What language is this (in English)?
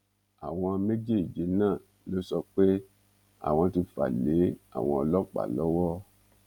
Yoruba